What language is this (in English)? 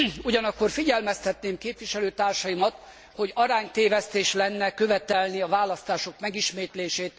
Hungarian